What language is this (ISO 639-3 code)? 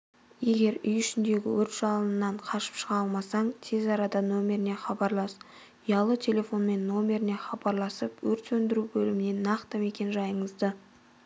kaz